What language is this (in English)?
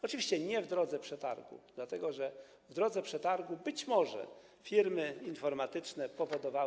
Polish